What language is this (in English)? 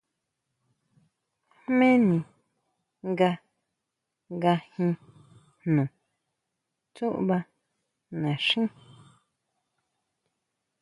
Huautla Mazatec